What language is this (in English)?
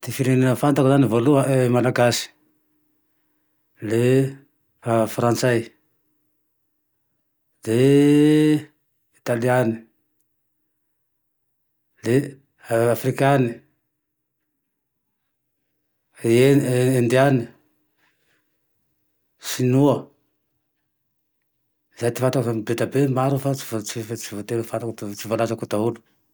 Tandroy-Mahafaly Malagasy